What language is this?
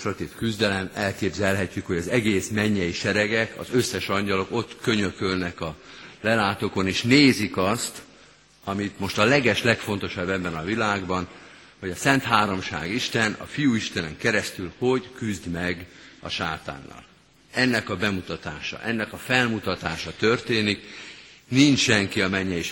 Hungarian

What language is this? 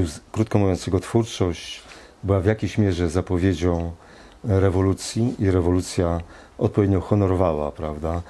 Polish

